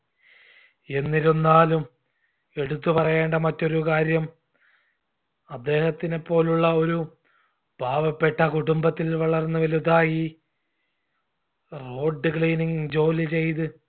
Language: Malayalam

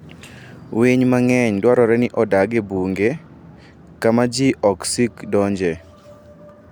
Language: Luo (Kenya and Tanzania)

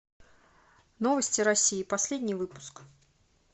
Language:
Russian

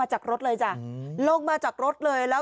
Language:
Thai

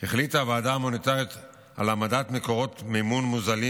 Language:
Hebrew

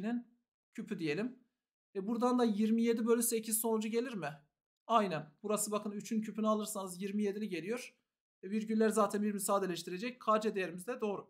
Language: Turkish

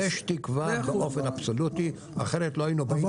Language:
Hebrew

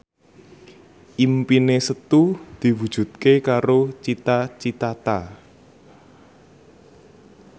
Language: Javanese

